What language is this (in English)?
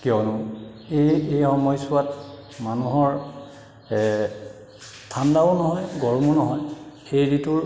Assamese